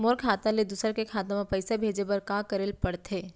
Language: Chhattisgarhi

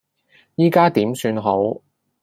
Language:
Cantonese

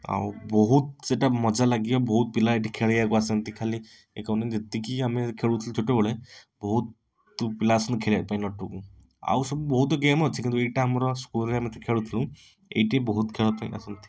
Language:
Odia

